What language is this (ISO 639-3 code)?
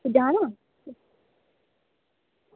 doi